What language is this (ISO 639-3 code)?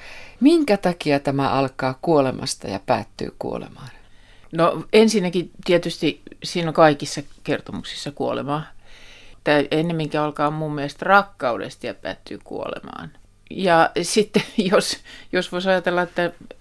fin